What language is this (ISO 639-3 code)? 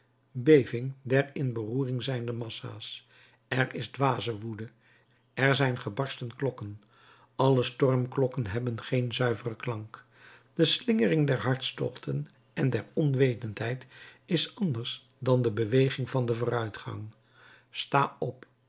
nld